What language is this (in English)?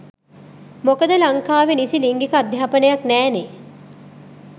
Sinhala